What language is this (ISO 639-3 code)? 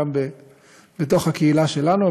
heb